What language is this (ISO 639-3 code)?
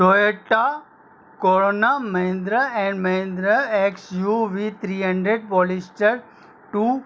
snd